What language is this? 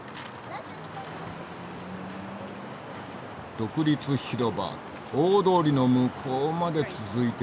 Japanese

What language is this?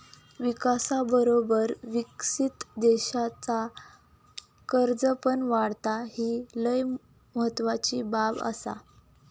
Marathi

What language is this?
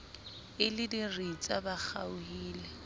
Southern Sotho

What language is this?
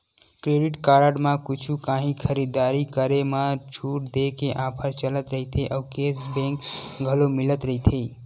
Chhattisgarhi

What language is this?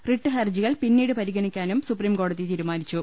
Malayalam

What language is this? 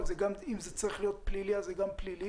Hebrew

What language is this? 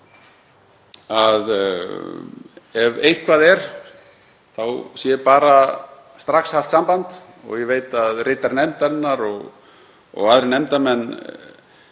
Icelandic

